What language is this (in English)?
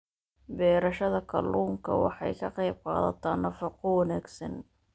Somali